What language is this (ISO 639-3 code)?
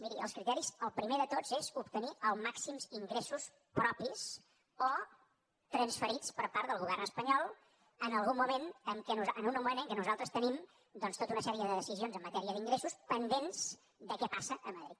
cat